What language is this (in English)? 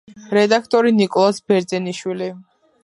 Georgian